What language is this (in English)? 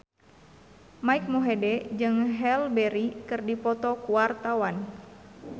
Sundanese